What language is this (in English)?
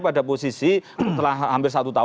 Indonesian